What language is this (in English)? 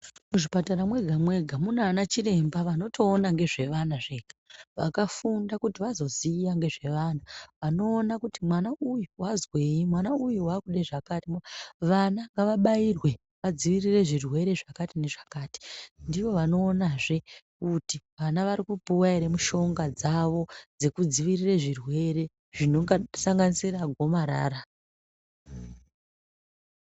Ndau